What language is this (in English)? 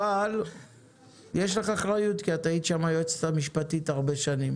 Hebrew